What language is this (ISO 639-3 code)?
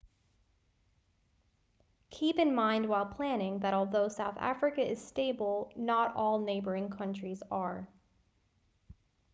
eng